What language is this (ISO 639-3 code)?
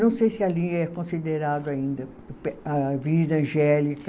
por